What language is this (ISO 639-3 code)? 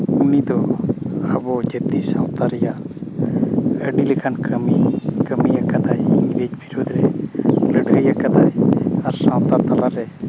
sat